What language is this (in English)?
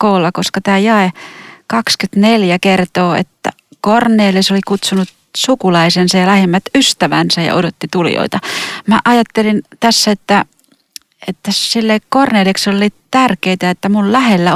Finnish